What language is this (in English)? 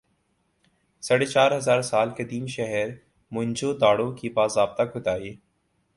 Urdu